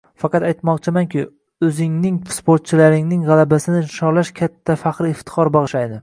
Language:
Uzbek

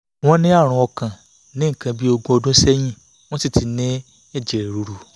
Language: Yoruba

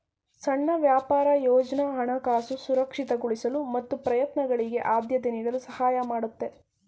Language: Kannada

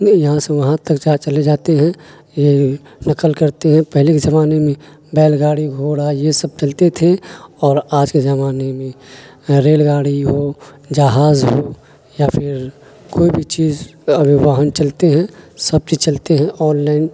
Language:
Urdu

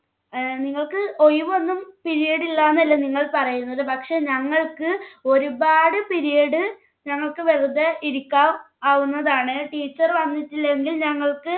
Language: Malayalam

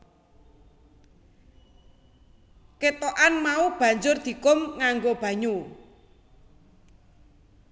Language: Javanese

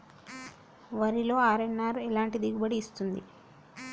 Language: Telugu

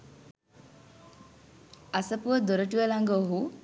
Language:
Sinhala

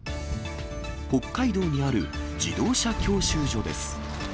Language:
Japanese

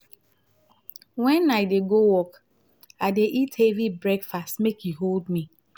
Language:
Nigerian Pidgin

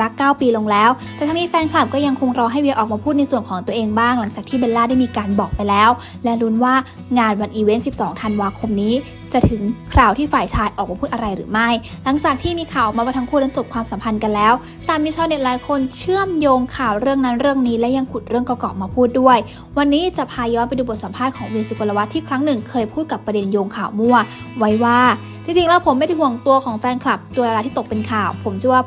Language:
Thai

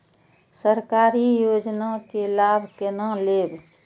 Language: Maithili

